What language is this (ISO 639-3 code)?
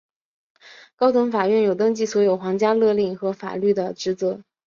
zho